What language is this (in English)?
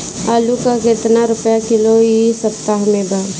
Bhojpuri